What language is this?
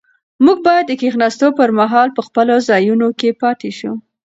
Pashto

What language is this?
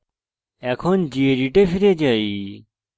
Bangla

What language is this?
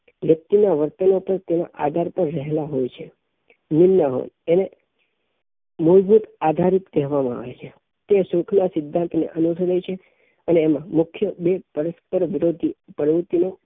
Gujarati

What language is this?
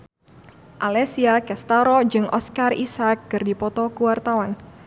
Sundanese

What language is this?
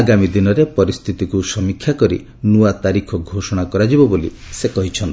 Odia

